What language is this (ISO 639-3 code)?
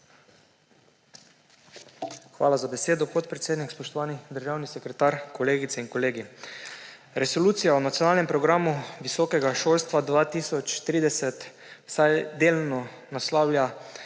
slv